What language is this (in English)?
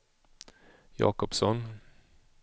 Swedish